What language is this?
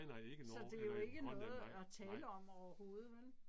Danish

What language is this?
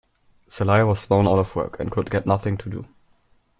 English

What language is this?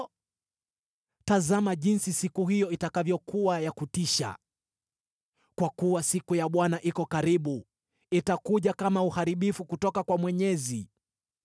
Swahili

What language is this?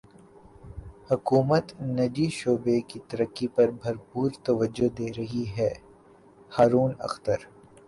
Urdu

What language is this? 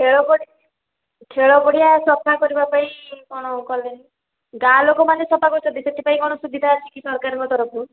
Odia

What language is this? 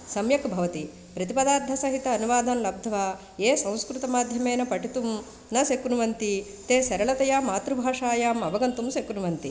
Sanskrit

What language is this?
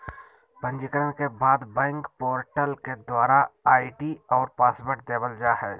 Magahi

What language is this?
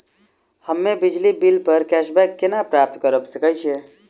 Maithili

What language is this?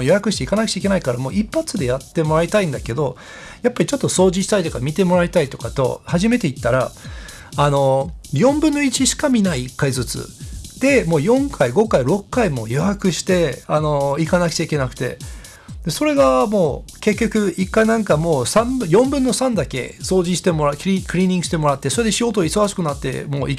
Japanese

